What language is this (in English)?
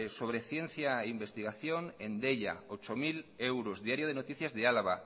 Spanish